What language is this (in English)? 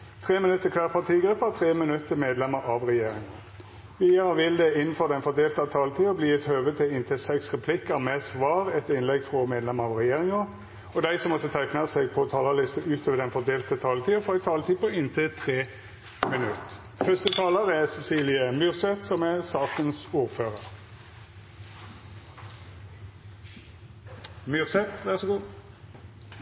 Norwegian